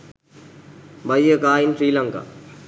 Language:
Sinhala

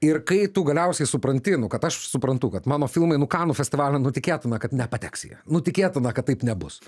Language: Lithuanian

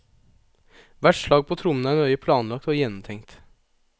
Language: Norwegian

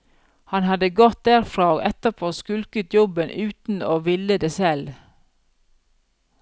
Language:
Norwegian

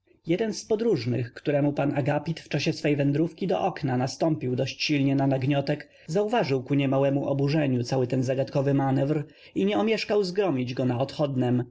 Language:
Polish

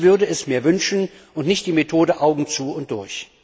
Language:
German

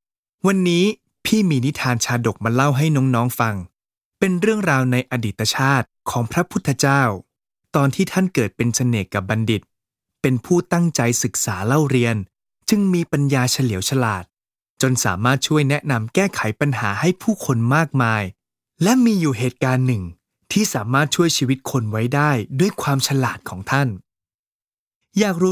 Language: Thai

